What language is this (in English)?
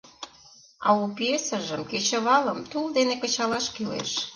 Mari